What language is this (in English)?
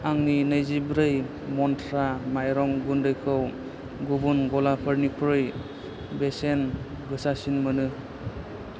Bodo